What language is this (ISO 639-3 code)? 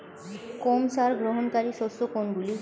ben